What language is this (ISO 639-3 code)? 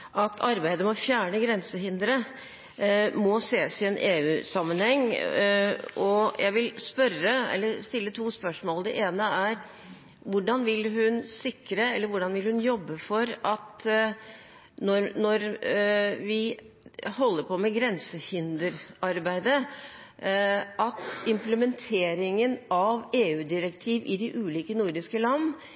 nob